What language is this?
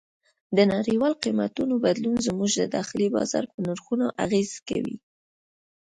Pashto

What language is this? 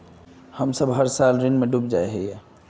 Magahi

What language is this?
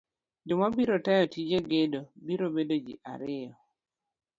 Luo (Kenya and Tanzania)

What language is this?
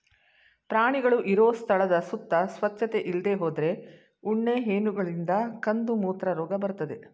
Kannada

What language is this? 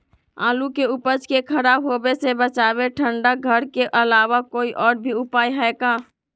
Magahi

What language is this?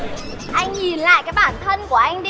Vietnamese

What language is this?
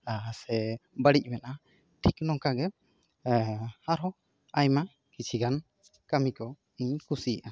Santali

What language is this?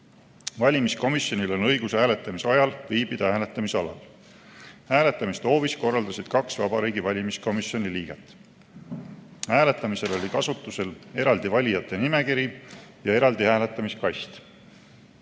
Estonian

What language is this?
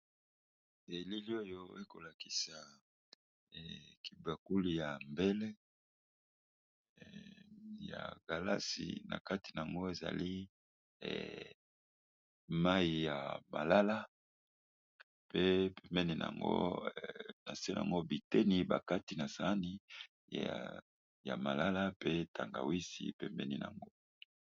Lingala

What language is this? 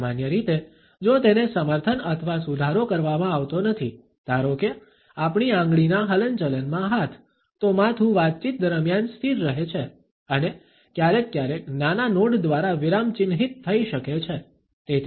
Gujarati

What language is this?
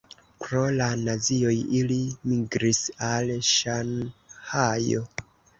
Esperanto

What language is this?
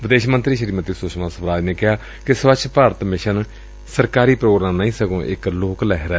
Punjabi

